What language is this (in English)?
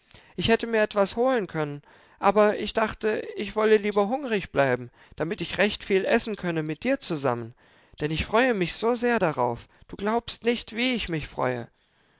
German